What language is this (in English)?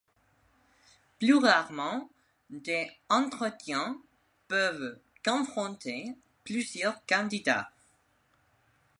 French